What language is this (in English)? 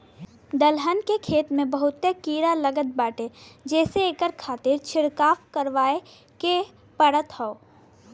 Bhojpuri